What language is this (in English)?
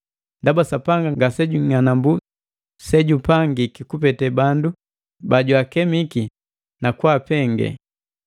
Matengo